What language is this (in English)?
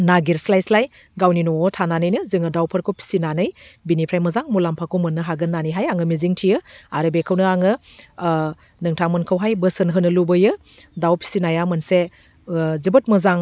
Bodo